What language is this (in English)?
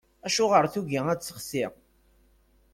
Kabyle